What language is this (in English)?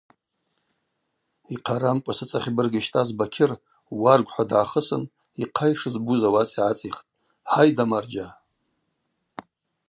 Abaza